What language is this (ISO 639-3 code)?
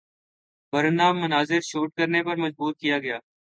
urd